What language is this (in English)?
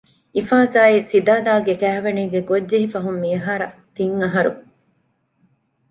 Divehi